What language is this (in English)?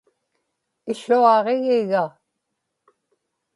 Inupiaq